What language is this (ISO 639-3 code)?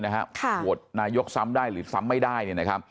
tha